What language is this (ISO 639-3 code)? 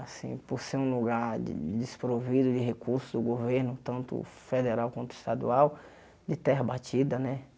por